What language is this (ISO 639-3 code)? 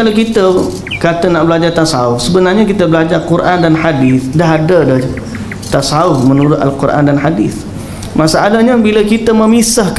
msa